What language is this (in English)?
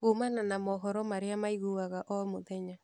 Kikuyu